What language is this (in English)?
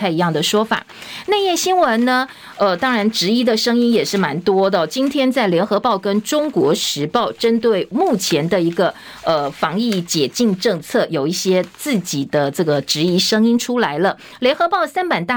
Chinese